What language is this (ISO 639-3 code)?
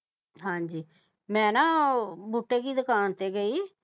pan